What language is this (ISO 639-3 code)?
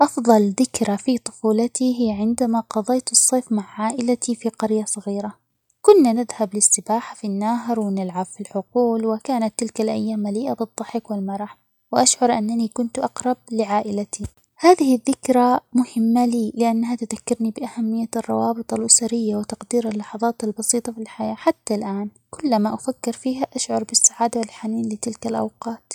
acx